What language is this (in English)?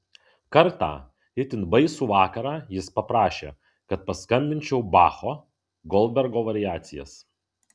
Lithuanian